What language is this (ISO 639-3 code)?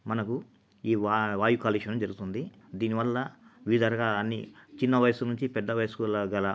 tel